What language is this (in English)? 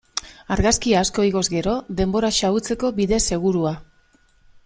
Basque